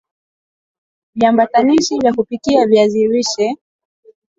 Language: Swahili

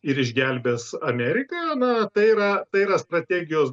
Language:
Lithuanian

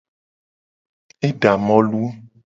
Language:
Gen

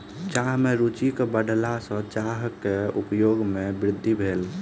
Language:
Maithili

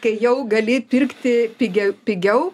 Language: Lithuanian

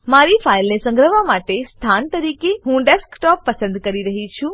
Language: Gujarati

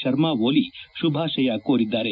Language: Kannada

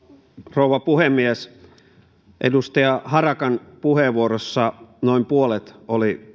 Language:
Finnish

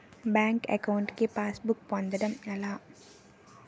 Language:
Telugu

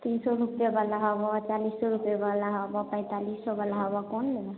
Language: Maithili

